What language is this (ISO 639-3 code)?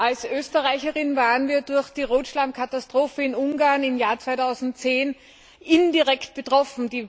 deu